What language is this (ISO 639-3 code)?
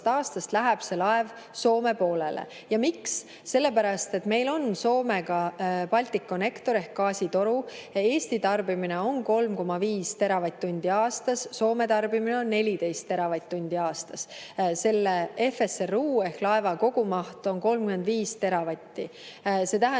est